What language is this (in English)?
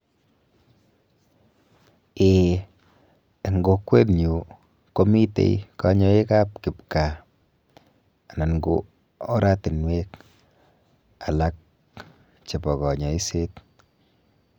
Kalenjin